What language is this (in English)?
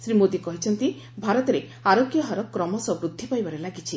Odia